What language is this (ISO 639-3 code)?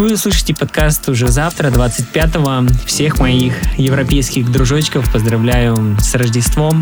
rus